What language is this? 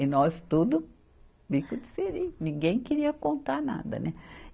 Portuguese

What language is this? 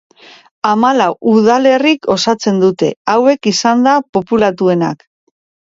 Basque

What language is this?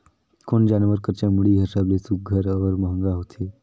Chhattisgarhi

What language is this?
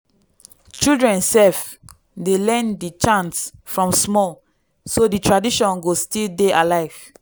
Nigerian Pidgin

